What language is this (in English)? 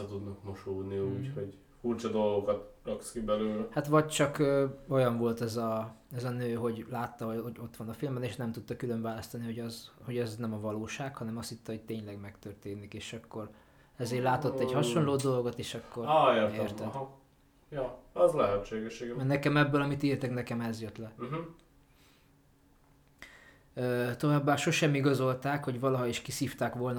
Hungarian